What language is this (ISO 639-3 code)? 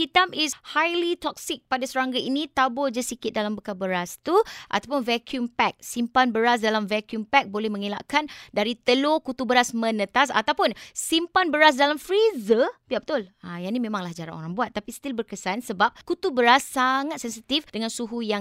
msa